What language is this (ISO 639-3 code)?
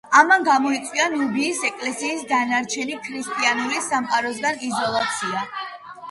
kat